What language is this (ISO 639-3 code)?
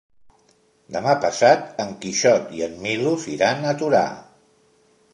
cat